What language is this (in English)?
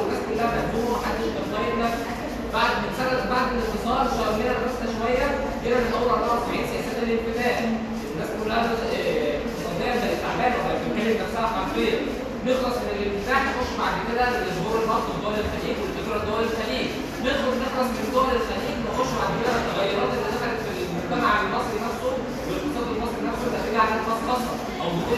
Arabic